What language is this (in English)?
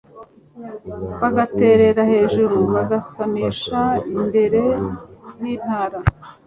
Kinyarwanda